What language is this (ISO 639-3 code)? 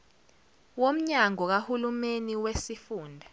zul